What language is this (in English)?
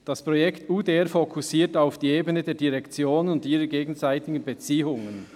Swiss German